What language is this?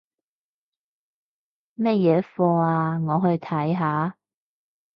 Cantonese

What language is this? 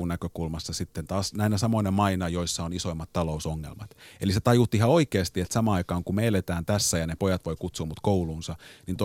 Finnish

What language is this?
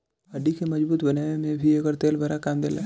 Bhojpuri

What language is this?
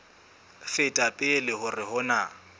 Southern Sotho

